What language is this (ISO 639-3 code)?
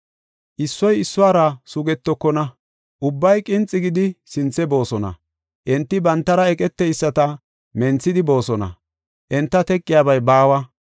gof